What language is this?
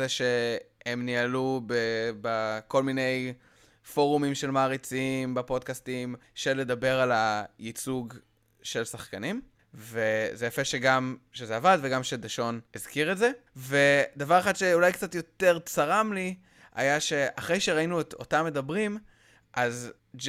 Hebrew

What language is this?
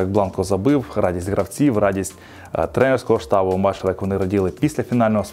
Ukrainian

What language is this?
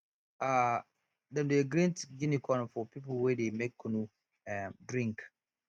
Nigerian Pidgin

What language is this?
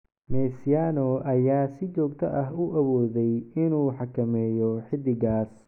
Somali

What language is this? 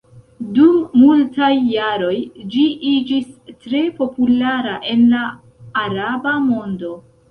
Esperanto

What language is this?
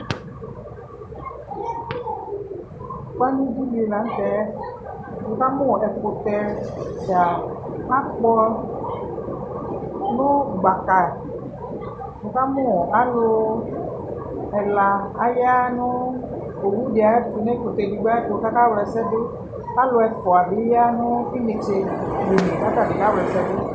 Ikposo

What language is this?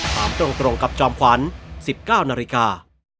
Thai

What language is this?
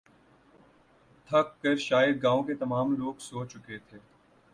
Urdu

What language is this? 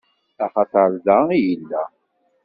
Kabyle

